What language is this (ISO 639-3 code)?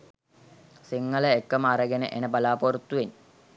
sin